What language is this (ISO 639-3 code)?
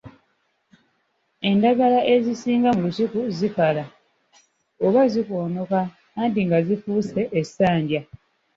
lug